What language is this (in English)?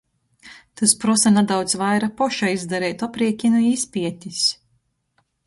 Latgalian